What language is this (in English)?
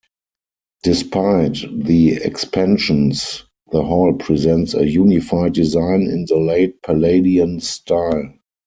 English